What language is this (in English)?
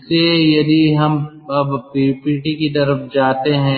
Hindi